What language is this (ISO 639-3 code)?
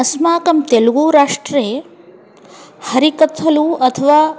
san